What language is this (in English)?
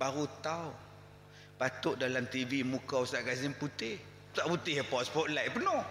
Malay